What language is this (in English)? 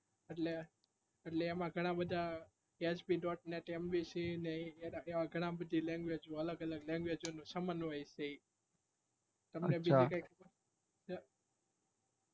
Gujarati